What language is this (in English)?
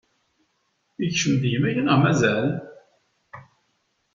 Kabyle